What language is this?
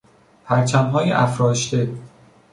Persian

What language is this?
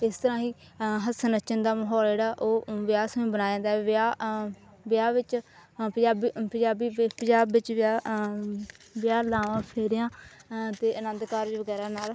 Punjabi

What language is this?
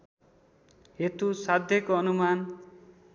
Nepali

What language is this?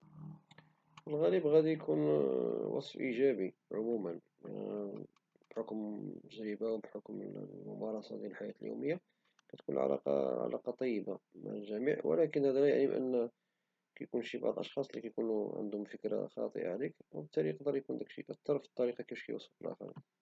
Moroccan Arabic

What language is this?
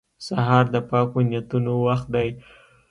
Pashto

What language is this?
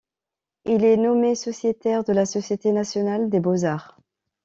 French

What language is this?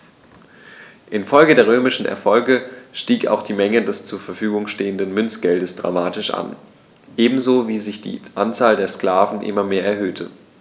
German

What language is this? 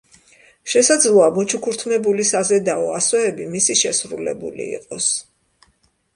Georgian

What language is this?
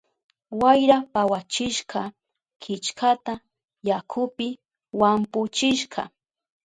Southern Pastaza Quechua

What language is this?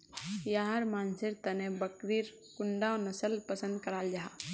Magahi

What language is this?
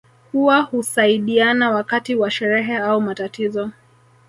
Swahili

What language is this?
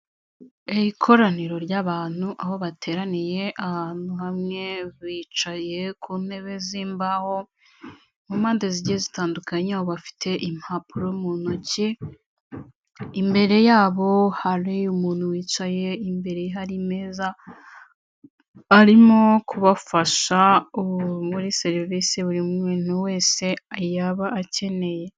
Kinyarwanda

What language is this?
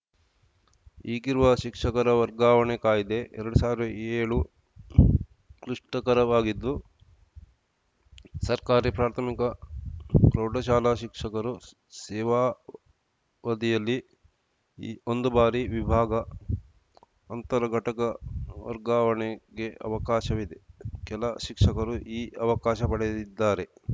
Kannada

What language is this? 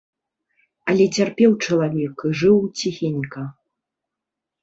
Belarusian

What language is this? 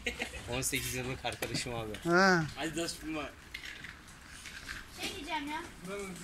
Turkish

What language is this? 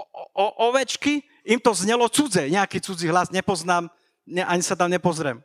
Slovak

